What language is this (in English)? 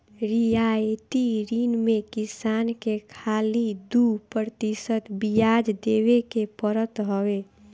Bhojpuri